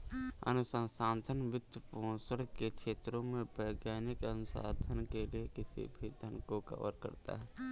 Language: Hindi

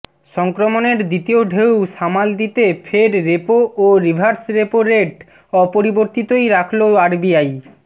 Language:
Bangla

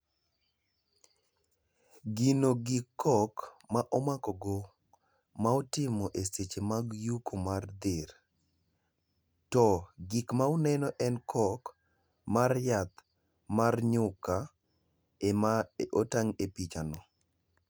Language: Luo (Kenya and Tanzania)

